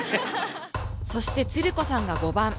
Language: Japanese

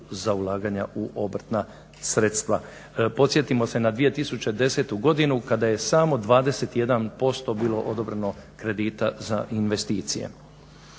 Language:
Croatian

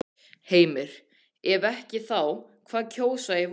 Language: Icelandic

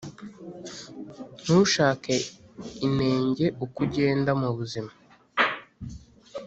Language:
Kinyarwanda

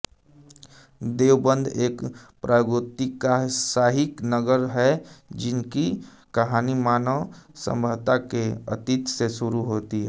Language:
Hindi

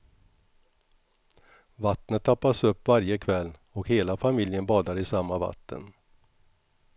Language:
Swedish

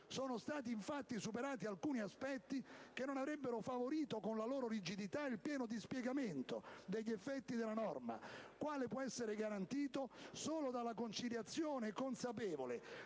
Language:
Italian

